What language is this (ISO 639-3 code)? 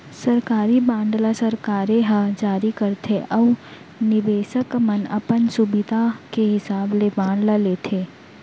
hne